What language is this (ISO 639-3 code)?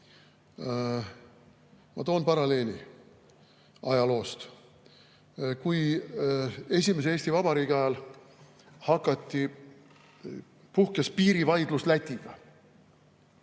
est